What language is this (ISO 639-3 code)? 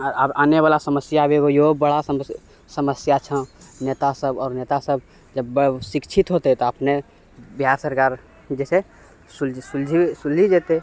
mai